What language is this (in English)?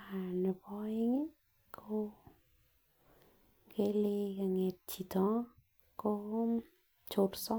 Kalenjin